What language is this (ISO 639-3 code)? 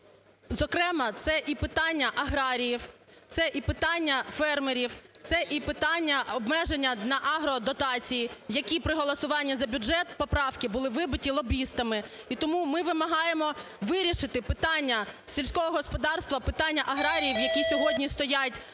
ukr